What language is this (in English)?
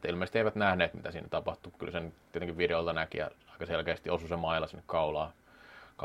Finnish